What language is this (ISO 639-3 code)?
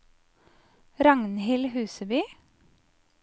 nor